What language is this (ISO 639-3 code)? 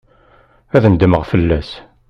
kab